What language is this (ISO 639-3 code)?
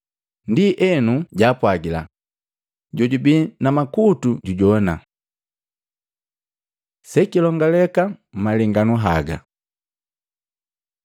mgv